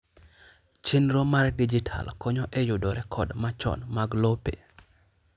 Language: Luo (Kenya and Tanzania)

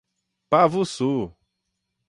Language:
Portuguese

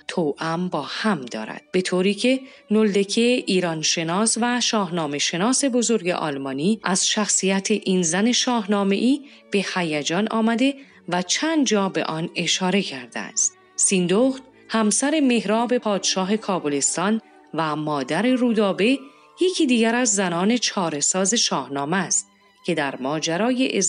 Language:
Persian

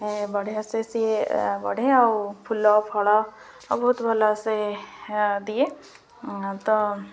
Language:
Odia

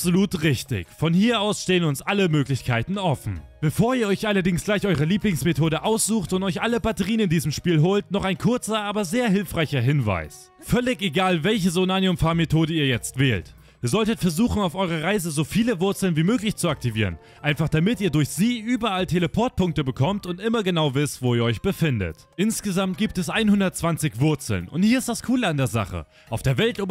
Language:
German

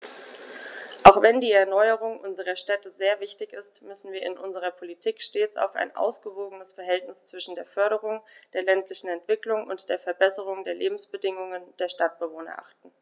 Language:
German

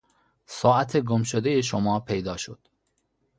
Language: Persian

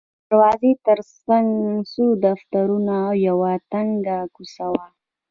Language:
Pashto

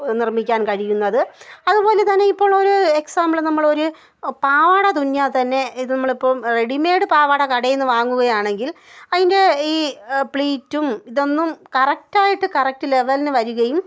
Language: Malayalam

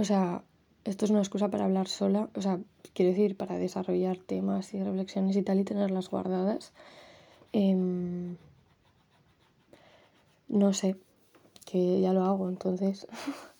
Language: Spanish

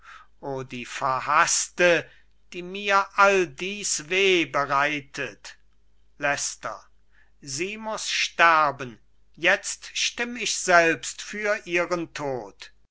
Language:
German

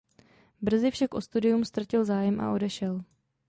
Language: Czech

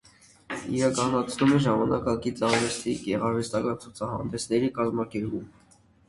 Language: Armenian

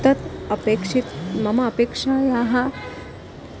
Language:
Sanskrit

